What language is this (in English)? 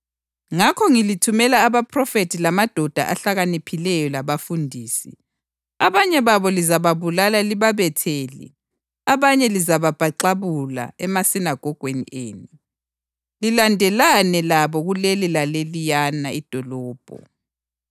North Ndebele